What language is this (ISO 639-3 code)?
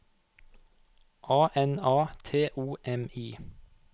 nor